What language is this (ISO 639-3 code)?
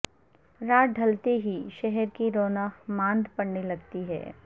urd